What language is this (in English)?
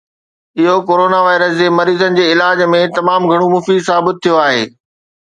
Sindhi